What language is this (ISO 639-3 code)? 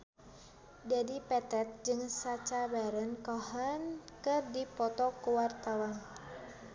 sun